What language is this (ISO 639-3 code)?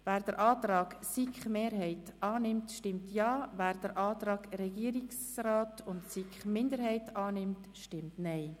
gsw